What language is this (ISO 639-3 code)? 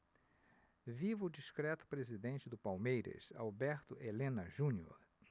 por